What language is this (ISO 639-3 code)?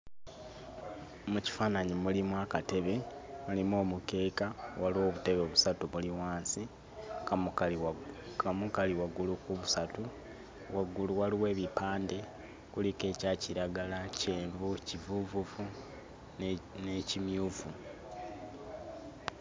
lug